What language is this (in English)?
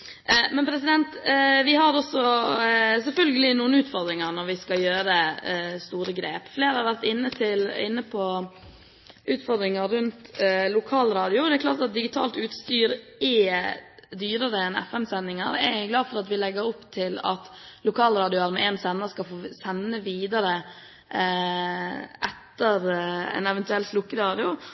Norwegian Bokmål